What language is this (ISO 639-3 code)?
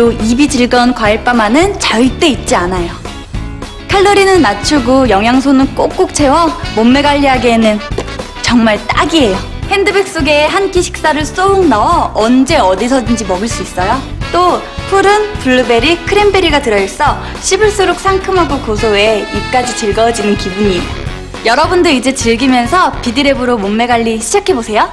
kor